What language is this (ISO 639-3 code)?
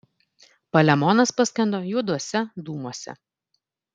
lit